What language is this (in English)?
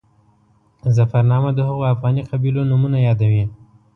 Pashto